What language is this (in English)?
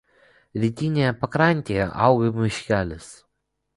Lithuanian